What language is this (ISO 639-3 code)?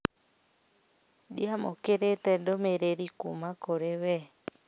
kik